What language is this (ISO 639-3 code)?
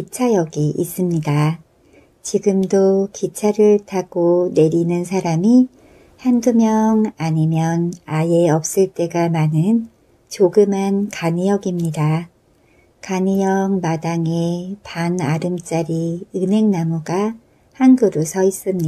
kor